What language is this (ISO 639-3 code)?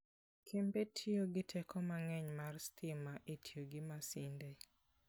luo